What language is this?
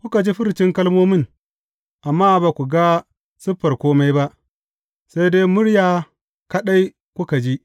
Hausa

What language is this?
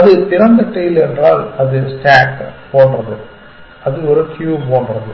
Tamil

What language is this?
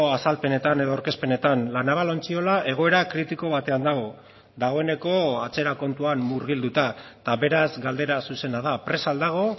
Basque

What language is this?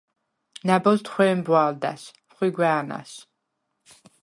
Svan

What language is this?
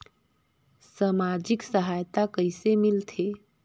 Chhattisgarhi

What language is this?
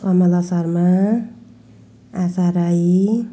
Nepali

